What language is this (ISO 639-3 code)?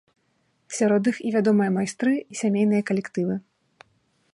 bel